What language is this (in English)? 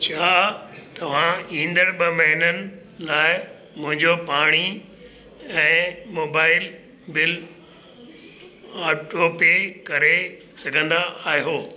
Sindhi